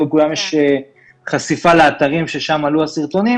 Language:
Hebrew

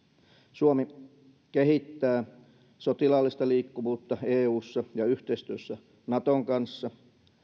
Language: Finnish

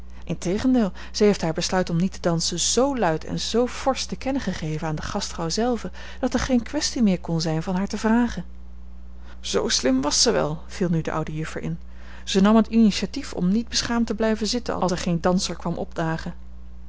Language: Dutch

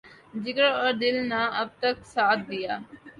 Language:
Urdu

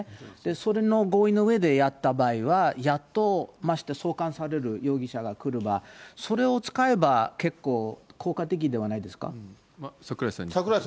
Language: Japanese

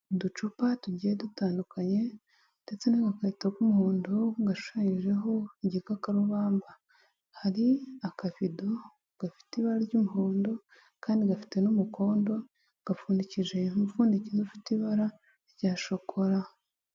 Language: Kinyarwanda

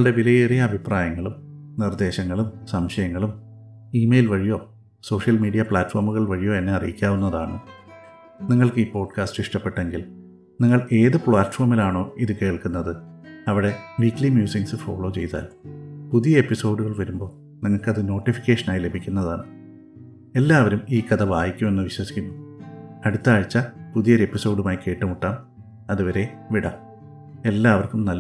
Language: Malayalam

